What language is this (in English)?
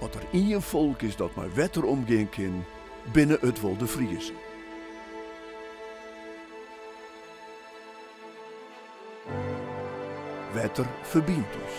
Dutch